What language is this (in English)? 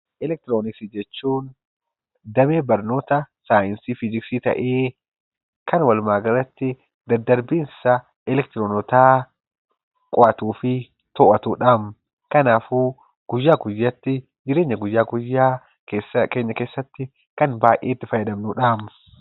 Oromo